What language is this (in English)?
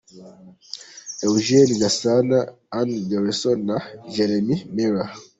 Kinyarwanda